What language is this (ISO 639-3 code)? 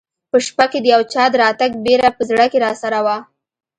pus